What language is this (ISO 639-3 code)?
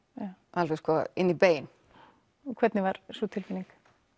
isl